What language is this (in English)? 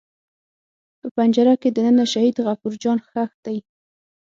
Pashto